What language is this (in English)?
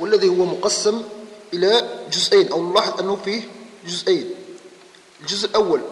Arabic